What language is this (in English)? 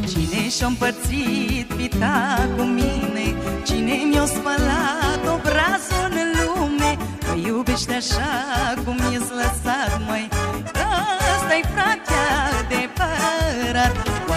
Romanian